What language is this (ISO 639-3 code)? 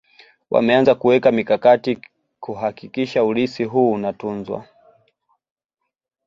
swa